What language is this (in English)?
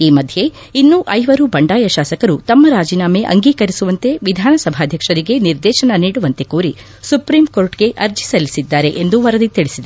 Kannada